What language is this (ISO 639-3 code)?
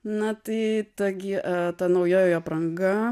lit